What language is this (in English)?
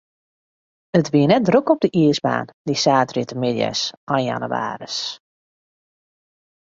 Western Frisian